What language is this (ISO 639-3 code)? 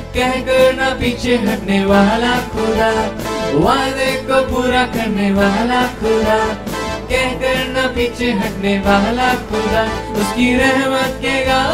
hin